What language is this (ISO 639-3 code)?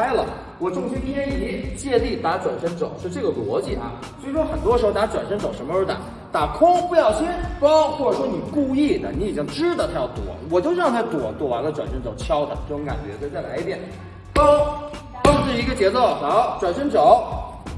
zho